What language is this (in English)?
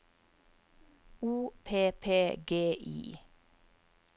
Norwegian